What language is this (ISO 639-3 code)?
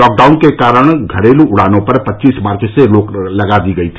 hin